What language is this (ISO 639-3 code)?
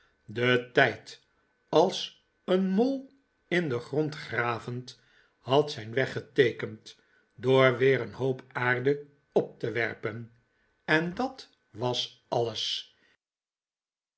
nld